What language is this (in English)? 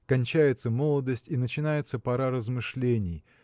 Russian